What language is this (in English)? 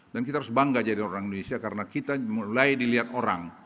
Indonesian